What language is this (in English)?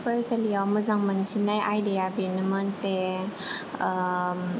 Bodo